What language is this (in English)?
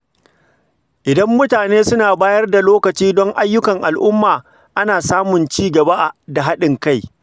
Hausa